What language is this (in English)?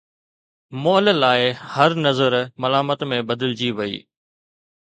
Sindhi